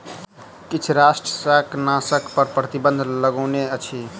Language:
Maithili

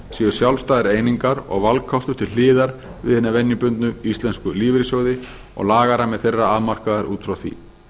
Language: Icelandic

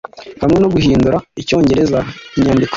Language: Kinyarwanda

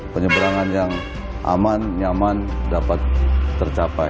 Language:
Indonesian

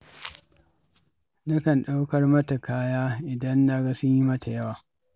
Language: Hausa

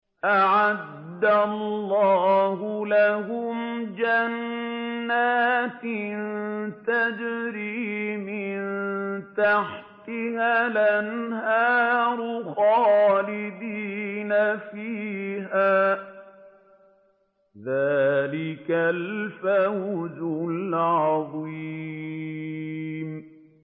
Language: Arabic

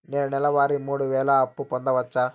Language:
Telugu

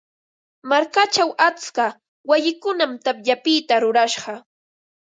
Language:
Ambo-Pasco Quechua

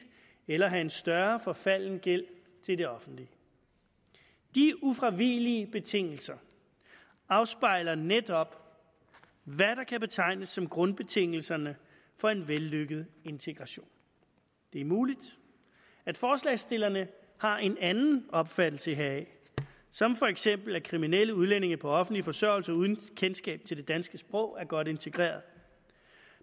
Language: Danish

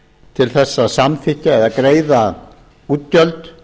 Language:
Icelandic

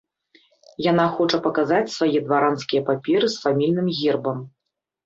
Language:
Belarusian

